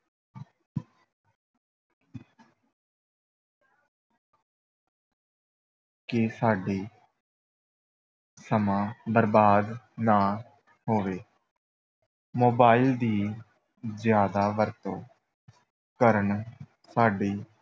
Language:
Punjabi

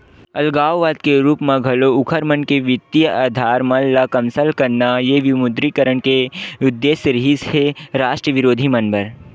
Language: Chhattisgarhi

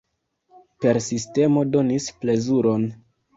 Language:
Esperanto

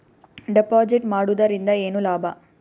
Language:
Kannada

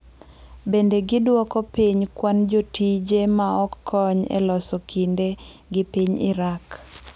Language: Luo (Kenya and Tanzania)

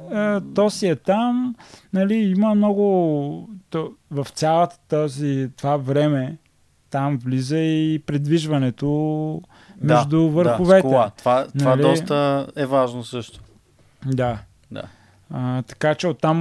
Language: Bulgarian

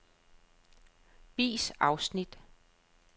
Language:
Danish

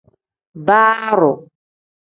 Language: Tem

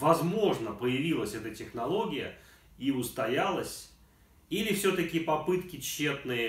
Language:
Russian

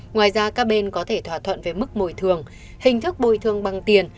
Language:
Vietnamese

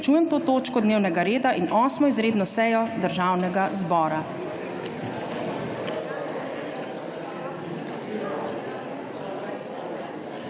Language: Slovenian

